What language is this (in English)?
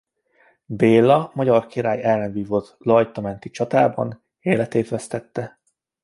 Hungarian